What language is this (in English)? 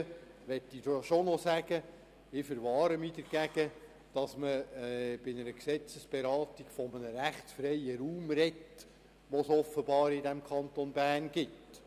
Swiss German